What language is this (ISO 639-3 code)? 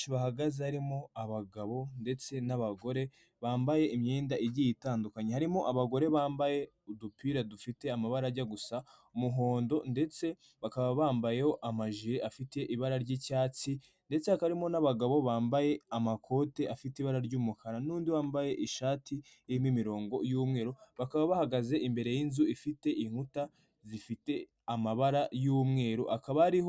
kin